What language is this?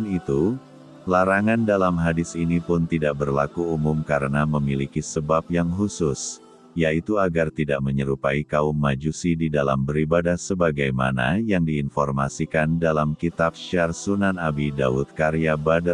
Indonesian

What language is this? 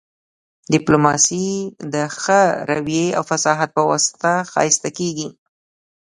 Pashto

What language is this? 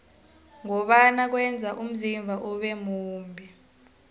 South Ndebele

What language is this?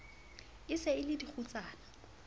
Southern Sotho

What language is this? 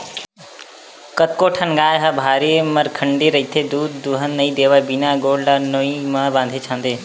Chhattisgarhi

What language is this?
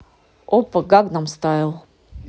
Russian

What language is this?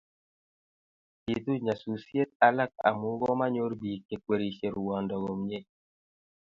Kalenjin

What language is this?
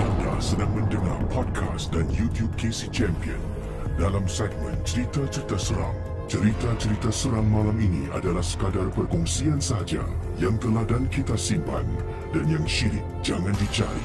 Malay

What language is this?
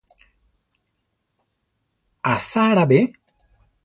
Central Tarahumara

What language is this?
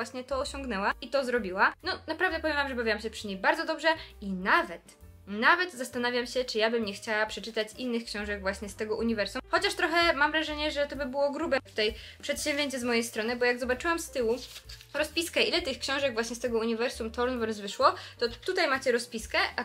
Polish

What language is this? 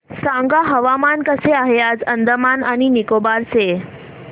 Marathi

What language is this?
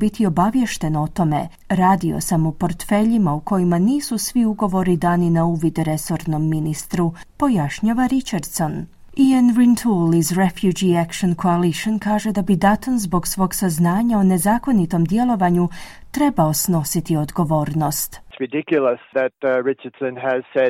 Croatian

